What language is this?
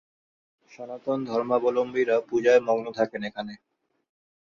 Bangla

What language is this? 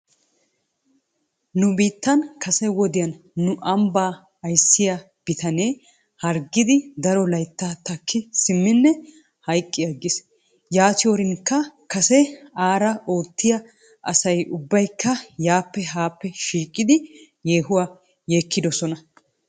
Wolaytta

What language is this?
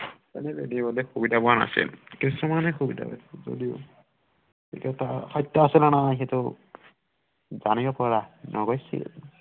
Assamese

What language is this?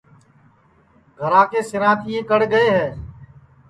Sansi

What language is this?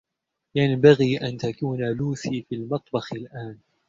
Arabic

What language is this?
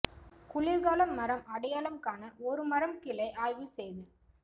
Tamil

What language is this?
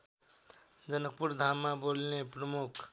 Nepali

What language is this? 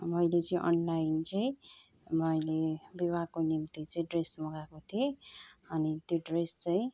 Nepali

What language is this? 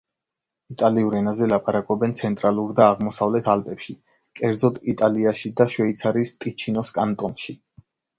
Georgian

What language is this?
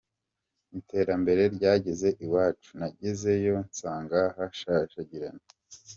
Kinyarwanda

